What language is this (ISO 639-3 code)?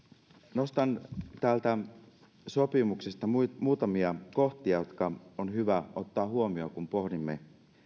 fin